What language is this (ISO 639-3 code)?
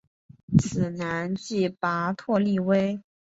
zho